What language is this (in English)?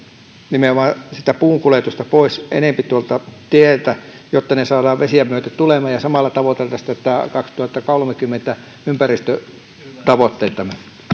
Finnish